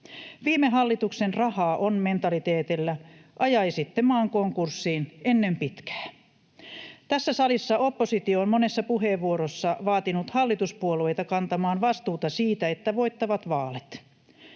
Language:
Finnish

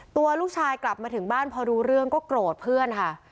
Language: Thai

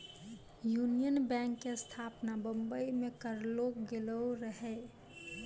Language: Maithili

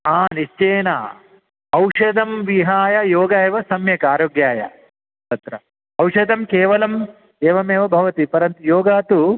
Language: Sanskrit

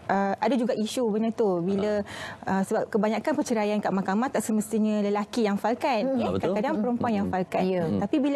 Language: Malay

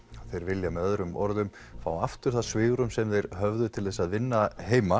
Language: Icelandic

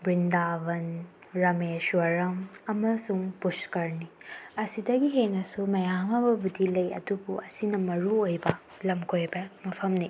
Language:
Manipuri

